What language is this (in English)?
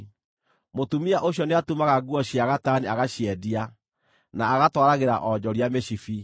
Kikuyu